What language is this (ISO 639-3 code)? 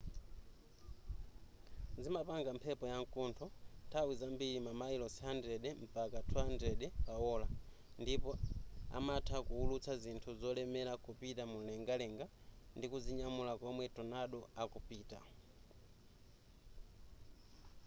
nya